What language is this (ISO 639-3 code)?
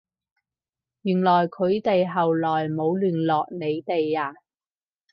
yue